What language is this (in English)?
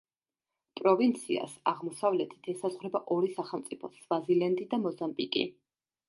Georgian